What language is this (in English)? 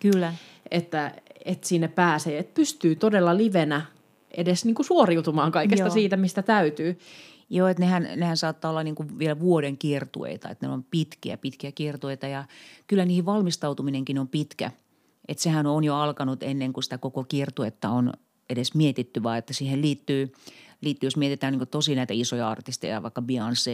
Finnish